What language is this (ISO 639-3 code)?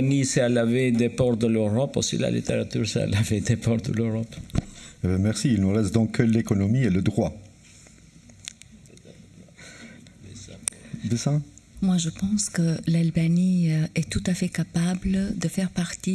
fra